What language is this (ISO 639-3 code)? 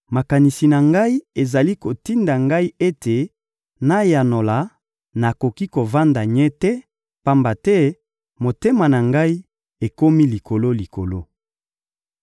lin